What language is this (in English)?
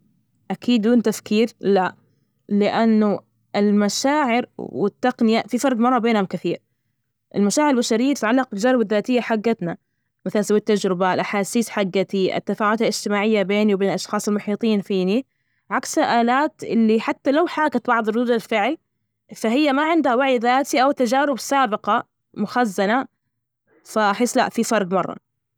Najdi Arabic